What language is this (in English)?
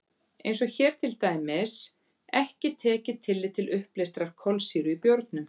Icelandic